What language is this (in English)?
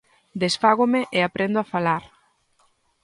Galician